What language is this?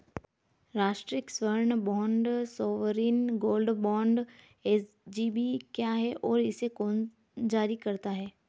Hindi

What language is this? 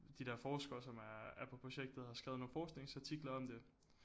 Danish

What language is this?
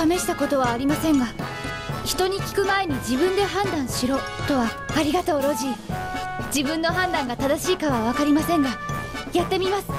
Japanese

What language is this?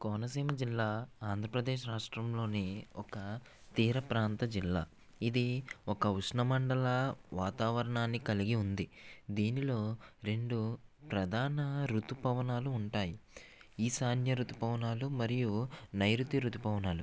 Telugu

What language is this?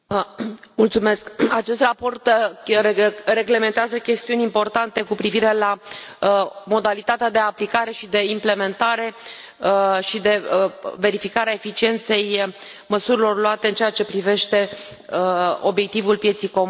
Romanian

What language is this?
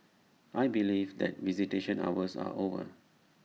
English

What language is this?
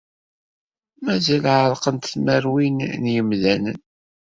Kabyle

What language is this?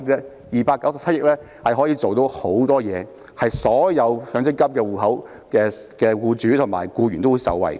Cantonese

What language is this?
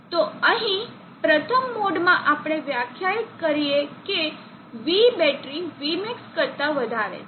Gujarati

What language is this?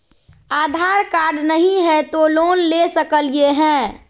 Magahi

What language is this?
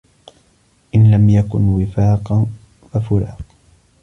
Arabic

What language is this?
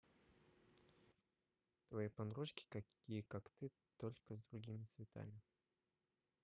Russian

